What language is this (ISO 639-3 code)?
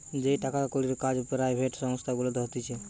ben